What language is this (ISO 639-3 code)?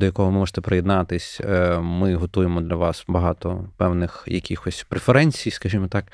ukr